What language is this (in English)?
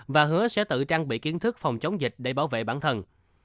Vietnamese